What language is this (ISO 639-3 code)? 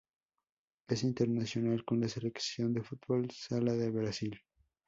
spa